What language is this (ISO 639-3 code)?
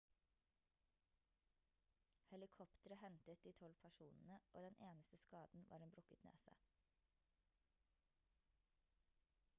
nob